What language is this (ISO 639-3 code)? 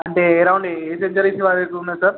tel